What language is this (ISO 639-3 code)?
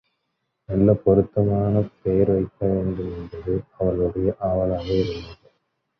tam